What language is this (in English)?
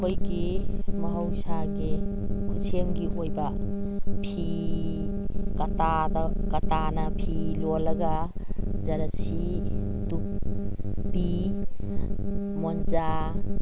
Manipuri